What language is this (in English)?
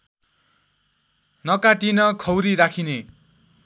Nepali